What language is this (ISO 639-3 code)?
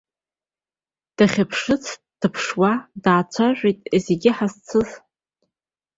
abk